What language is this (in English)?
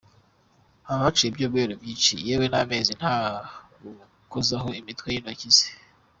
Kinyarwanda